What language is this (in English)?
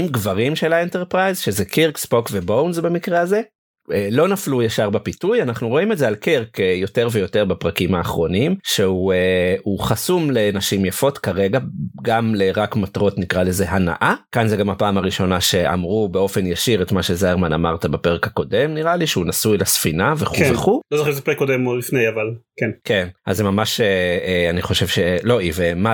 Hebrew